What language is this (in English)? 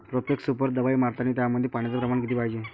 Marathi